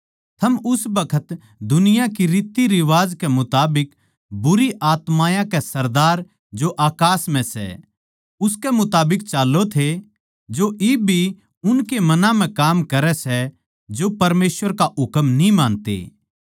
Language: Haryanvi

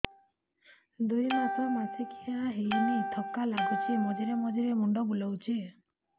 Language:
Odia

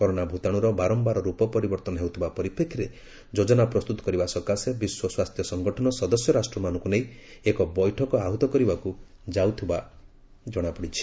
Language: Odia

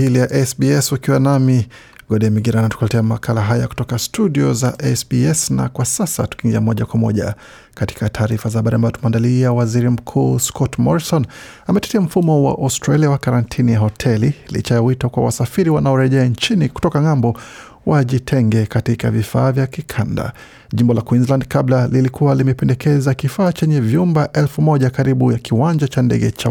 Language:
Swahili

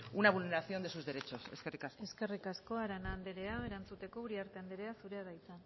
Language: Basque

